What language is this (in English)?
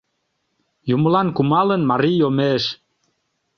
Mari